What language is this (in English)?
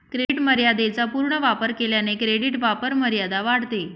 Marathi